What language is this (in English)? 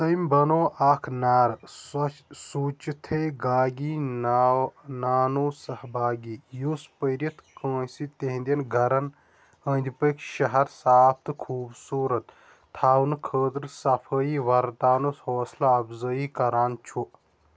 Kashmiri